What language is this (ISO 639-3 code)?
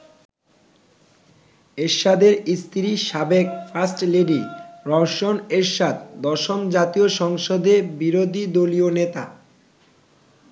ben